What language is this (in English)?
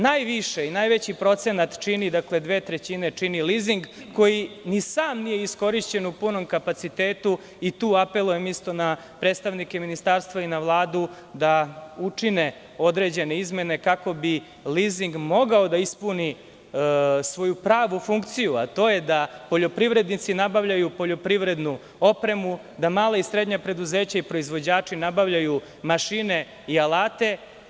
Serbian